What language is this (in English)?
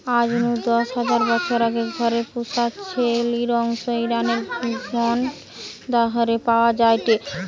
Bangla